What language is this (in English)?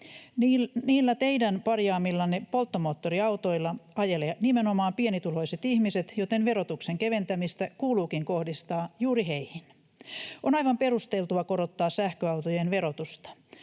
Finnish